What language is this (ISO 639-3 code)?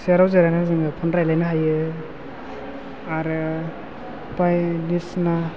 brx